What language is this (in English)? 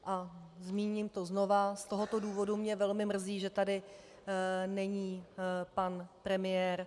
Czech